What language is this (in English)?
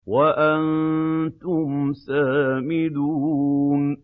Arabic